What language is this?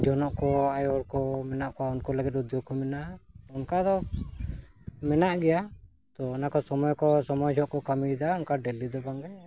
Santali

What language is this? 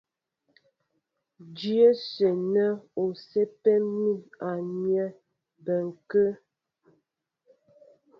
Mbo (Cameroon)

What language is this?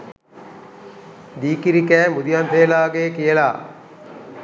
Sinhala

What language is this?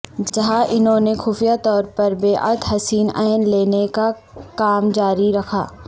Urdu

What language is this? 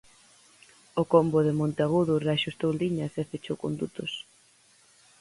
Galician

